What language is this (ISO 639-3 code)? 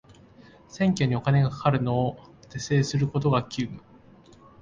jpn